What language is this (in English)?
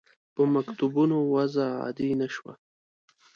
Pashto